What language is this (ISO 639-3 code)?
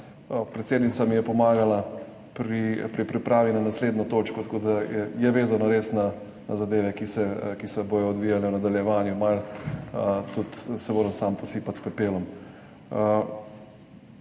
slv